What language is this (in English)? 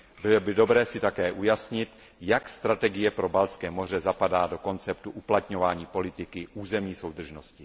Czech